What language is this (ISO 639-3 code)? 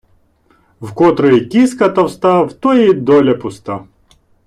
ukr